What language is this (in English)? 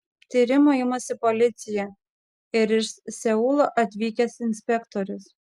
Lithuanian